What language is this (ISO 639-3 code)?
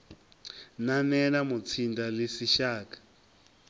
ven